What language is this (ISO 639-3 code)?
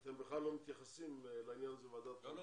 heb